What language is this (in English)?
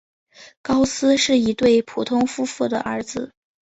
Chinese